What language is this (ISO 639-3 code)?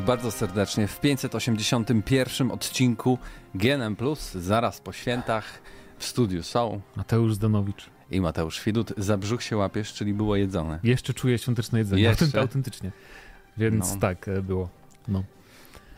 pol